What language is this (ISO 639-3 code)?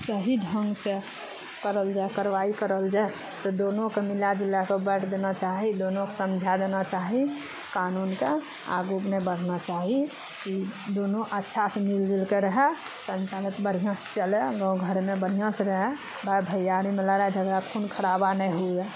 mai